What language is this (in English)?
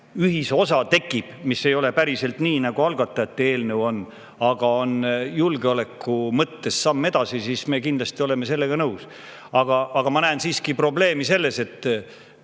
Estonian